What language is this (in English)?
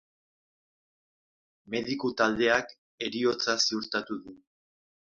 Basque